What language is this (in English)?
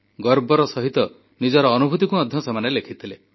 Odia